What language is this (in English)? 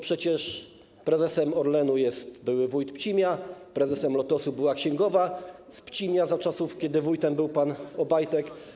Polish